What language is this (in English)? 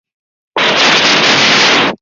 Chinese